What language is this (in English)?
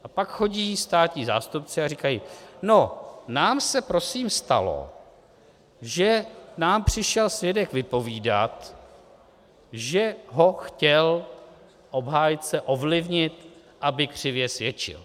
Czech